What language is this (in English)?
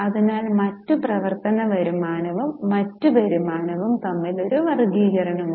Malayalam